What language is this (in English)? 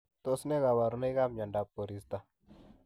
Kalenjin